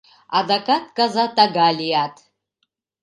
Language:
Mari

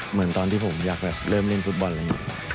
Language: Thai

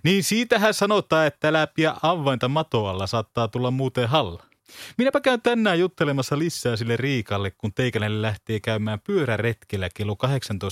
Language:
Finnish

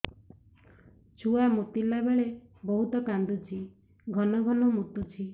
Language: Odia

